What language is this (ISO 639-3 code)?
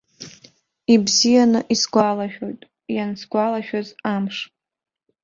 abk